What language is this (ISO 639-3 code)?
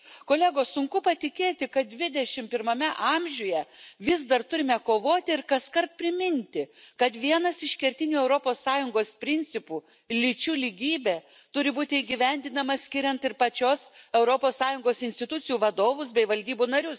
lit